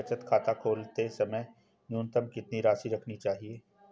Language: Hindi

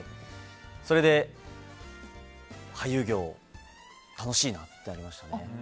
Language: Japanese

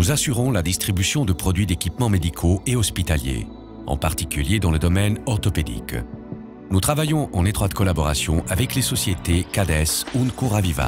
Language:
French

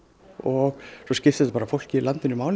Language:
Icelandic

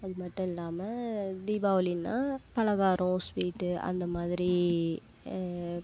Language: Tamil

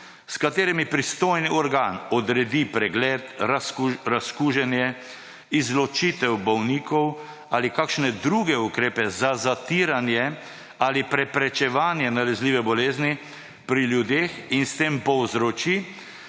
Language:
Slovenian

